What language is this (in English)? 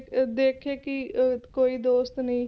Punjabi